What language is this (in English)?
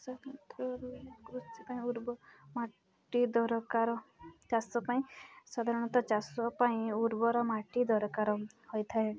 Odia